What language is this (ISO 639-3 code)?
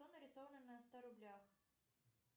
rus